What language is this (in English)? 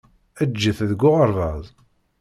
Kabyle